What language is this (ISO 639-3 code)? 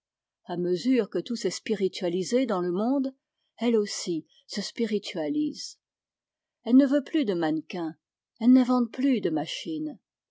fra